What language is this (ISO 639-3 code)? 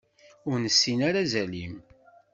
kab